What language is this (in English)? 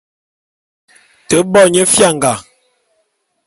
Bulu